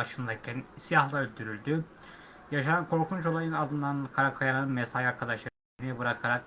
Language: Turkish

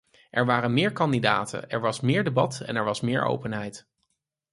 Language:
Dutch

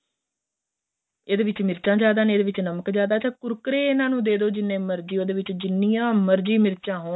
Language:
Punjabi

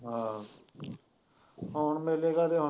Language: Punjabi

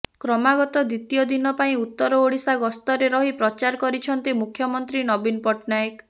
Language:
Odia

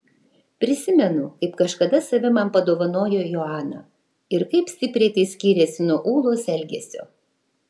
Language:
Lithuanian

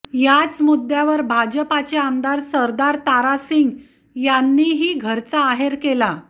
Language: Marathi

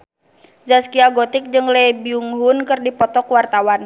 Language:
Sundanese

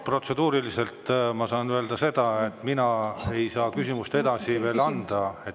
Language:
Estonian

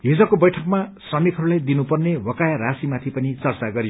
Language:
Nepali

